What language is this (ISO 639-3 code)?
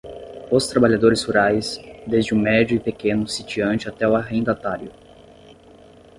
por